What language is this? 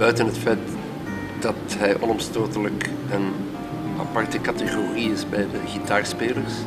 Dutch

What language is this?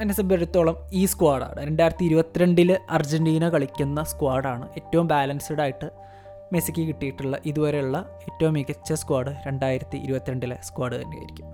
Malayalam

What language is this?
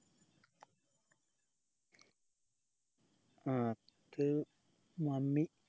Malayalam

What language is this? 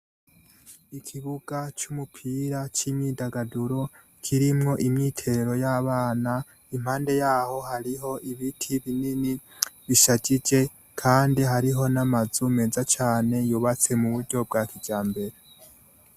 Rundi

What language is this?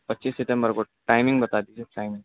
Urdu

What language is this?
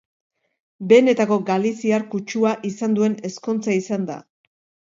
Basque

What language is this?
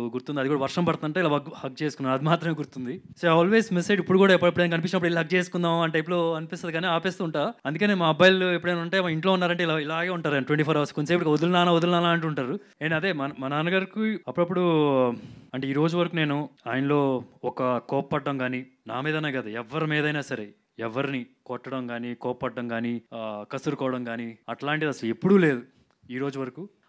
Telugu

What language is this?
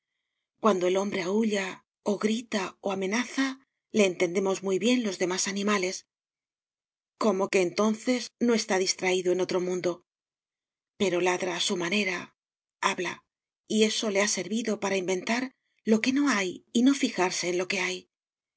Spanish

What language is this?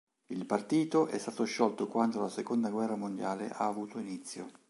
Italian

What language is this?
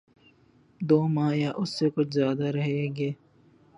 Urdu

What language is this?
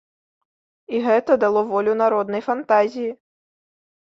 Belarusian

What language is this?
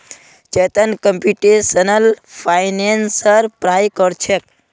Magahi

